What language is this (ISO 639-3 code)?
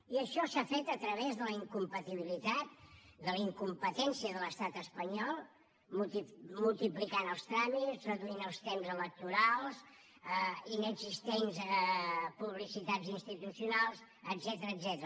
cat